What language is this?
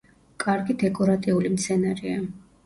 Georgian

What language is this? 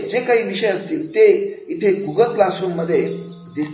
Marathi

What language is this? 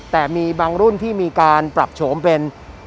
Thai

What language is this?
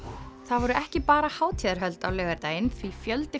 Icelandic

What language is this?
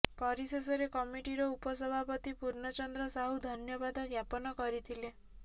Odia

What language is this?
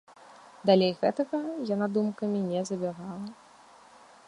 Belarusian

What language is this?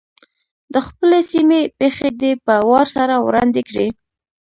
Pashto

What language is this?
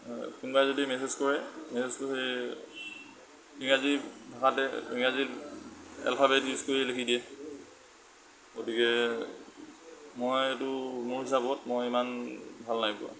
Assamese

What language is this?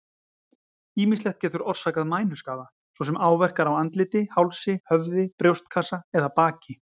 Icelandic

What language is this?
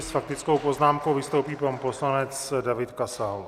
Czech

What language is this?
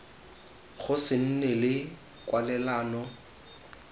Tswana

